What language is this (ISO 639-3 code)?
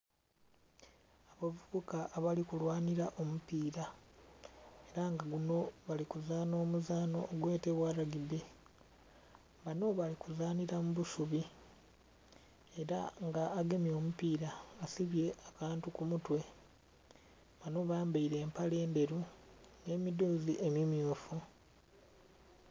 xog